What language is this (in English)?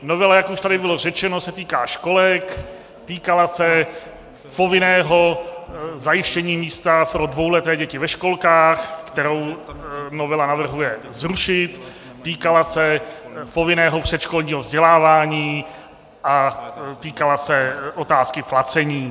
Czech